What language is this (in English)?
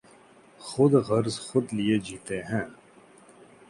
Urdu